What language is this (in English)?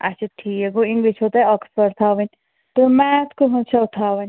Kashmiri